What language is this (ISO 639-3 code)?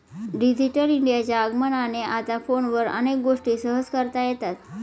mar